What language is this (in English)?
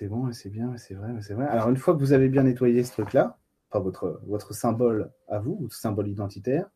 French